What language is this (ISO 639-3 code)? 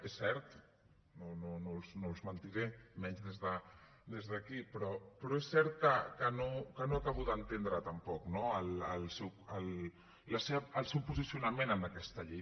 cat